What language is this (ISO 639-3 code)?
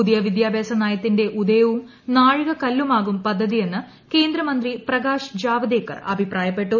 mal